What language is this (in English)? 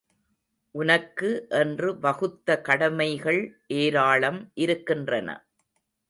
Tamil